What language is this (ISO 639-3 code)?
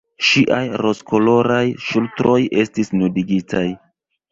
epo